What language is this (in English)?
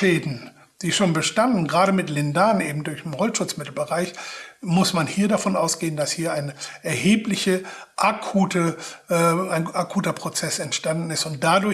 German